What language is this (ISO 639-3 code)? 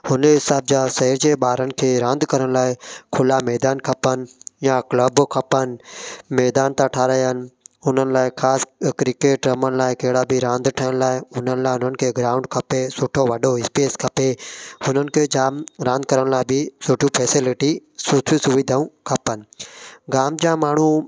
snd